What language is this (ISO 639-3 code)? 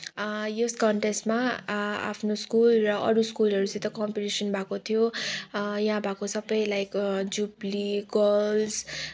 nep